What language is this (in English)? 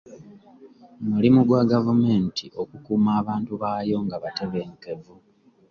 Ganda